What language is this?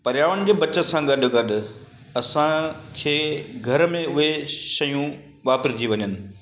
Sindhi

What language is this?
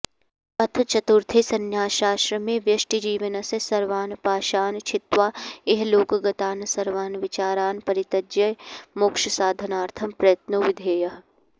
Sanskrit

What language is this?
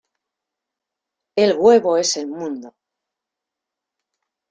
Spanish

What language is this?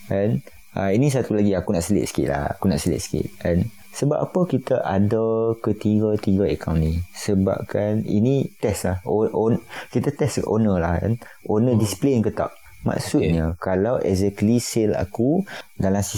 Malay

